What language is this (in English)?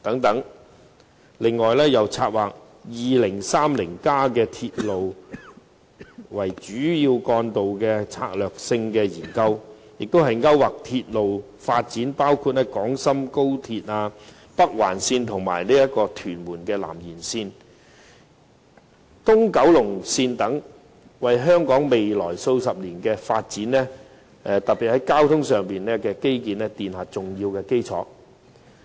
Cantonese